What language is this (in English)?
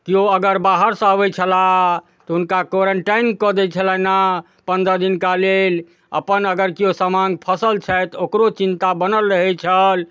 Maithili